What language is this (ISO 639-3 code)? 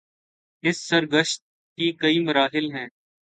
urd